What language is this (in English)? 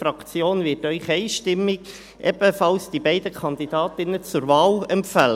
Swiss German